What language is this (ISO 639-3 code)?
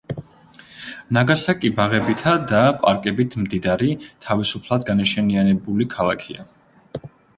kat